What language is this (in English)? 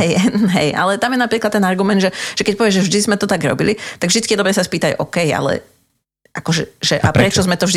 Slovak